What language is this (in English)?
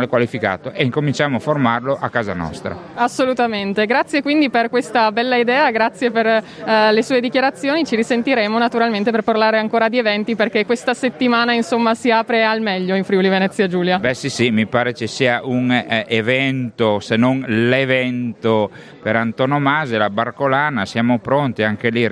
Italian